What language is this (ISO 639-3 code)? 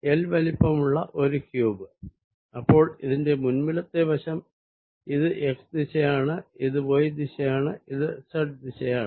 mal